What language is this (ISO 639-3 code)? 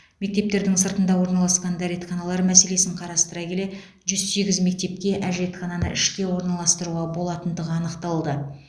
kaz